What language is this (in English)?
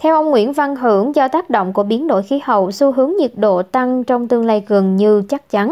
Vietnamese